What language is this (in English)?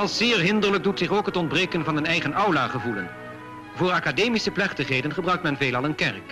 Dutch